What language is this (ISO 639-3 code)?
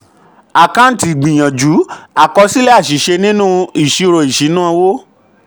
yor